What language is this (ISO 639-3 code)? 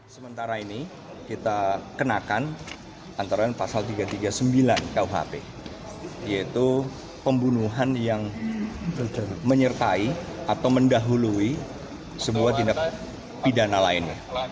ind